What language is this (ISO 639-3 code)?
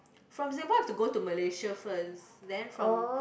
eng